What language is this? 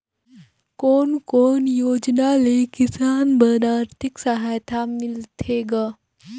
Chhattisgarhi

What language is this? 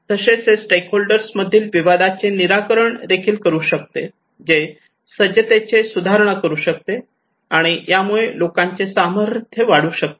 Marathi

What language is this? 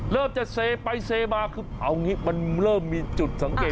Thai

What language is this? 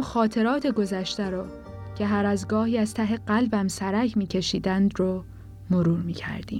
Persian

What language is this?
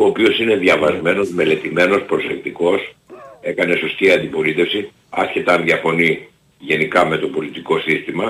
Greek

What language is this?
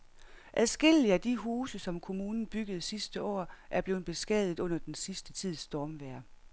Danish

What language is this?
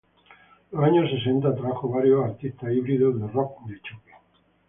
Spanish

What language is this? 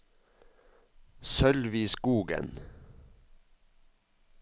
Norwegian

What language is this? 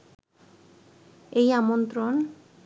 Bangla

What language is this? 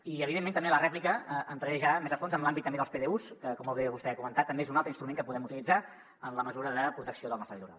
Catalan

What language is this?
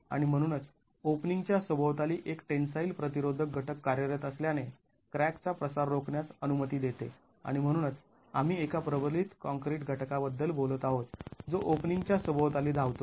Marathi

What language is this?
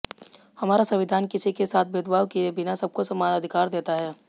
Hindi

